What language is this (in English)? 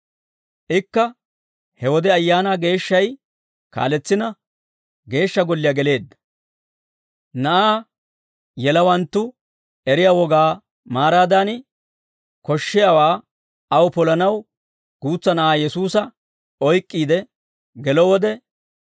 Dawro